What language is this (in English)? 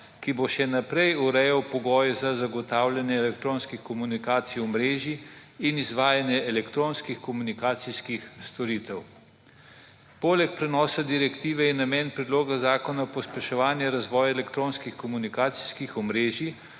Slovenian